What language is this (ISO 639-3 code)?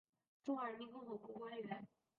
zho